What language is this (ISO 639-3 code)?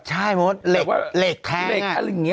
tha